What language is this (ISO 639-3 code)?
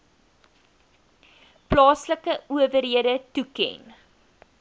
afr